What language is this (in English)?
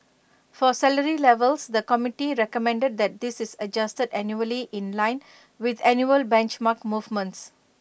English